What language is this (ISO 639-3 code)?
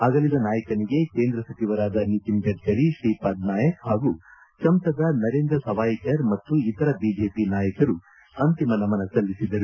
kan